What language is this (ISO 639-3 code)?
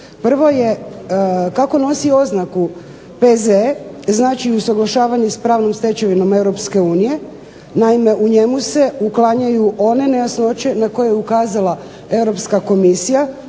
hrv